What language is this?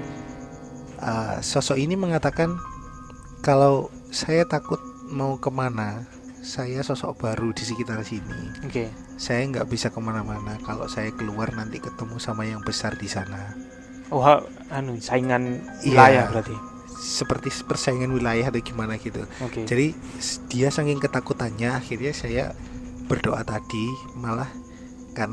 Indonesian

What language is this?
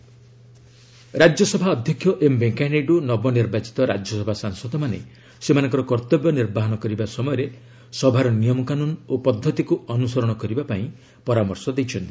Odia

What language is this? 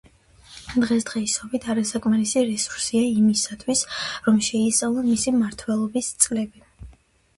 Georgian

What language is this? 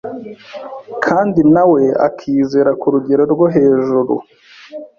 Kinyarwanda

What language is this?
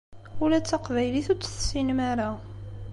Kabyle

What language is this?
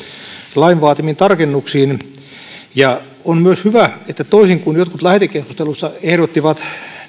Finnish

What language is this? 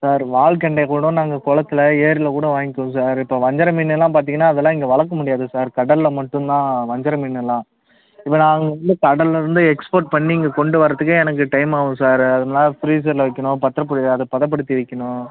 Tamil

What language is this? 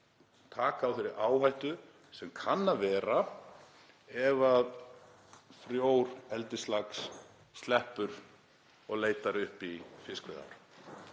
Icelandic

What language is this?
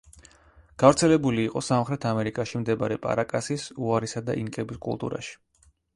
Georgian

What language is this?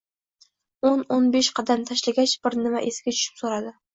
Uzbek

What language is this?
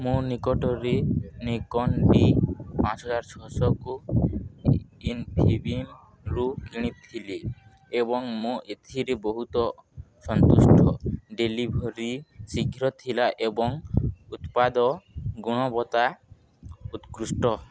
Odia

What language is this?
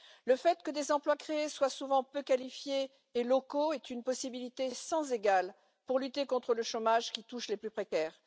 French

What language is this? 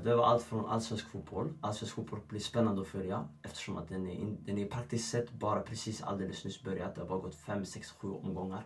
Swedish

